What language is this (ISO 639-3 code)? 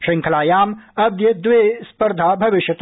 san